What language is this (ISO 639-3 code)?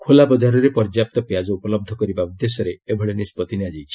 ori